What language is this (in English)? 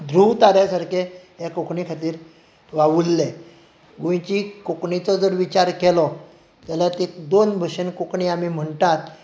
Konkani